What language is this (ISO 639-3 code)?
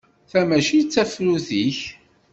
kab